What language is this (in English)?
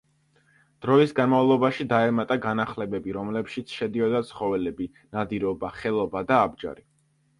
Georgian